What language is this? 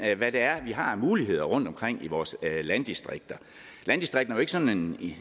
Danish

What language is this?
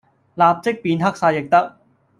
Cantonese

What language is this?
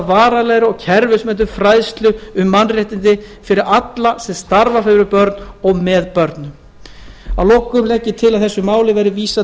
Icelandic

